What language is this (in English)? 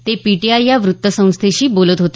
Marathi